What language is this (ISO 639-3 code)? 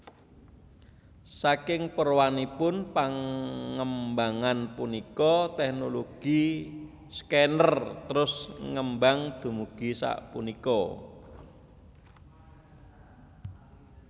jav